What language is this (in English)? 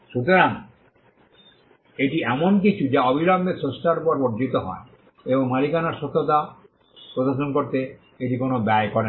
Bangla